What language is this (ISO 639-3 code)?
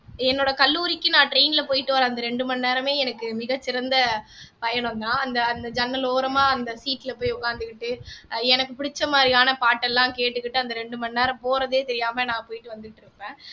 tam